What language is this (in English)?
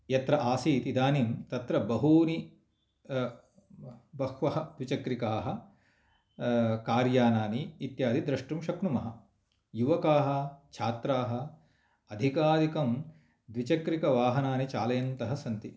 Sanskrit